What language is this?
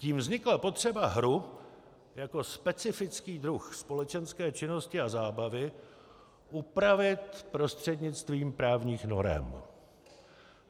Czech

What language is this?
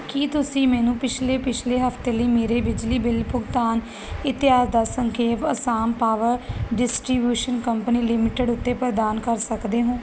Punjabi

